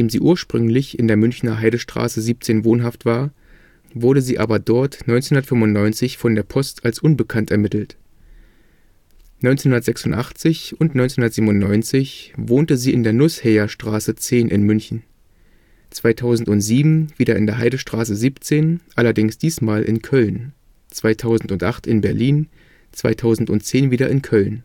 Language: German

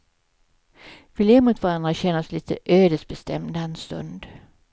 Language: Swedish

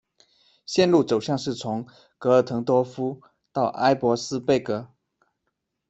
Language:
Chinese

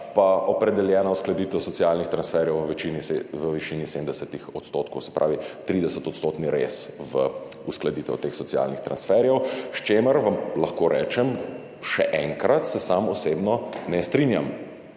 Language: Slovenian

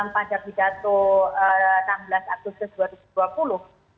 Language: Indonesian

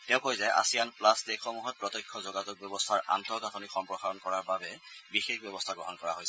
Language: Assamese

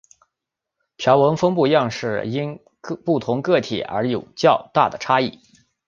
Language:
Chinese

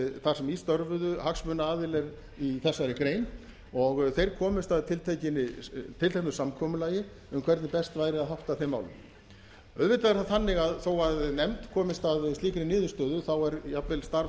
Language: Icelandic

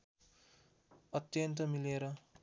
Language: Nepali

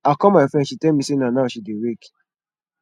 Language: Nigerian Pidgin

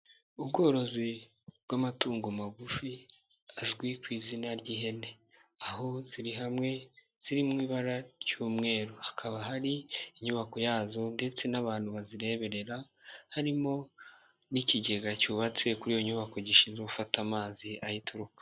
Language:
Kinyarwanda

